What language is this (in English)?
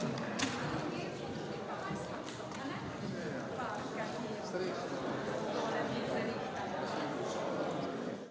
Slovenian